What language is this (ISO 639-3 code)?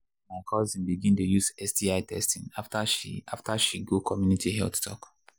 pcm